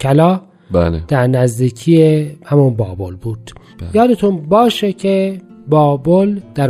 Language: Persian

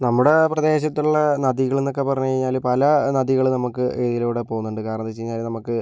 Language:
Malayalam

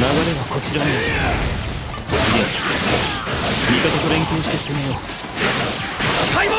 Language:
Japanese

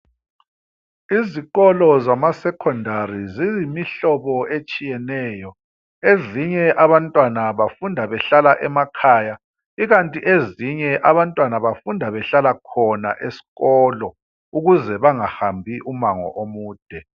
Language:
North Ndebele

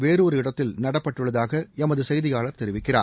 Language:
Tamil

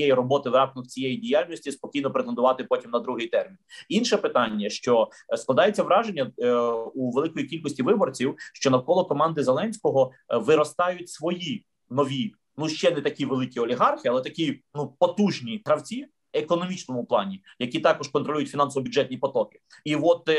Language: Ukrainian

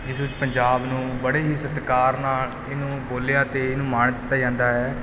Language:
Punjabi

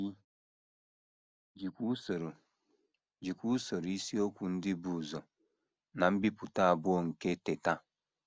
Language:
Igbo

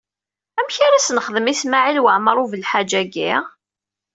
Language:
Kabyle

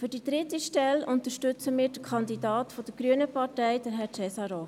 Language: Swiss German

